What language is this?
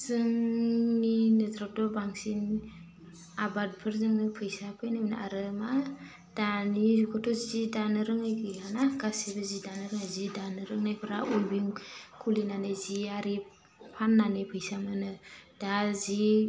Bodo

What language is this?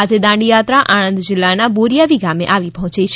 Gujarati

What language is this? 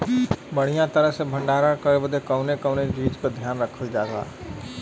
Bhojpuri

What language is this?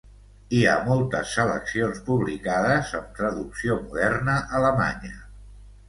Catalan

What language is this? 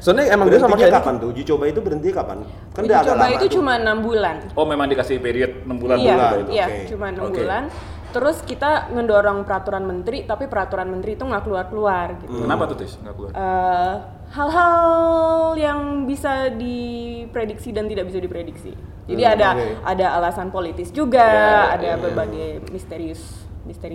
Indonesian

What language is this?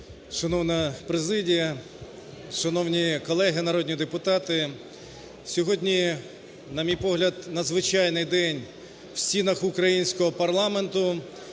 Ukrainian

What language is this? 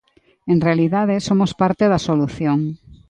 Galician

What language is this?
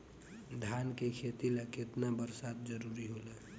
Bhojpuri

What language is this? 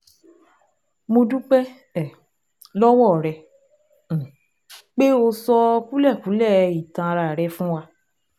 Yoruba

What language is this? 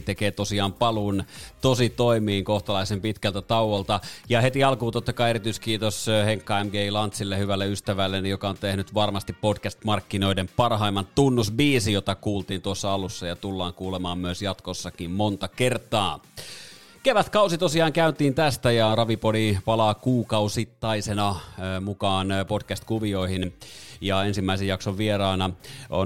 Finnish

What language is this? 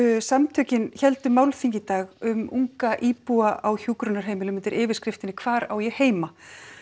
Icelandic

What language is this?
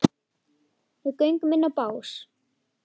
Icelandic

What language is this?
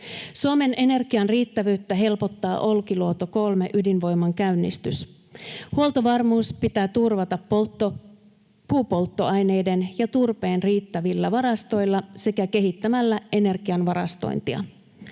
Finnish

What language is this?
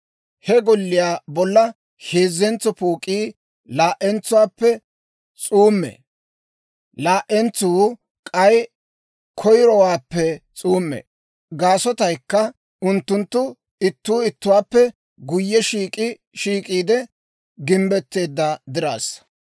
Dawro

